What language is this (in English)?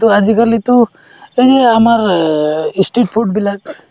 Assamese